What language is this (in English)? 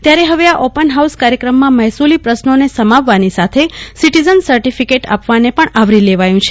Gujarati